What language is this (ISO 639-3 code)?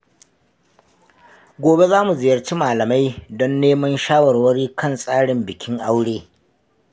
hau